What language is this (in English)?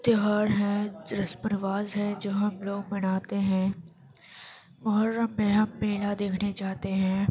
Urdu